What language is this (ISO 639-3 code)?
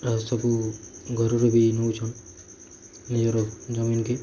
ori